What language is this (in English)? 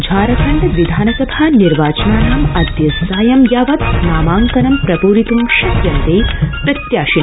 Sanskrit